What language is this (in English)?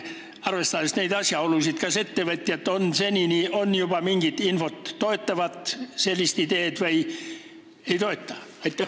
Estonian